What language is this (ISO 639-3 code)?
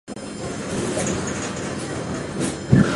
zho